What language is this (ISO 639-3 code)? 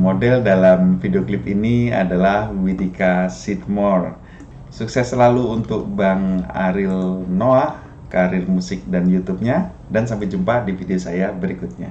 ind